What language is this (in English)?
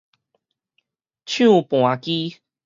Min Nan Chinese